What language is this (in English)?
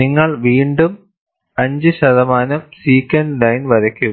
Malayalam